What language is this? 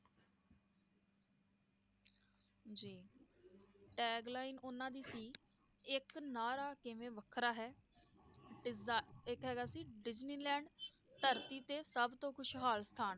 Punjabi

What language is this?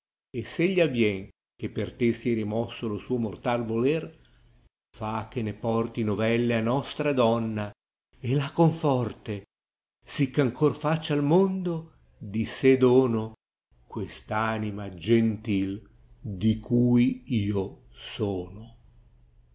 Italian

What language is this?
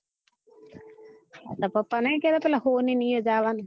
Gujarati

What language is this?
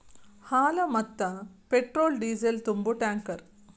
Kannada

